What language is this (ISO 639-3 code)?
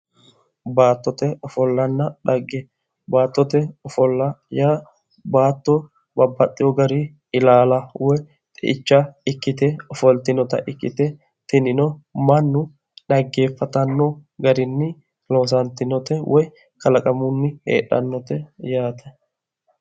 sid